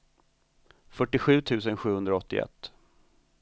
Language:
Swedish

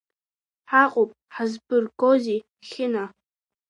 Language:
Abkhazian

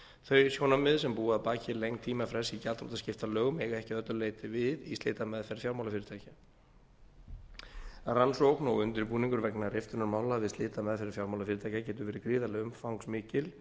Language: Icelandic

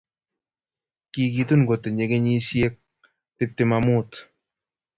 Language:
Kalenjin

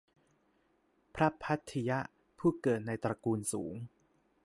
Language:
Thai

